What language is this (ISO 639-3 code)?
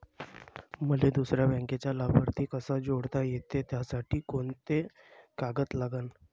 mar